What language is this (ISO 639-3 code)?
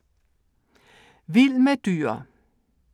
dan